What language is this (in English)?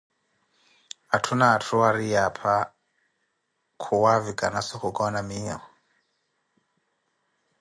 Koti